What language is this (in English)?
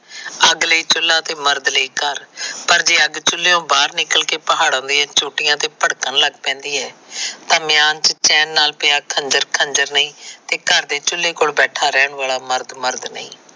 Punjabi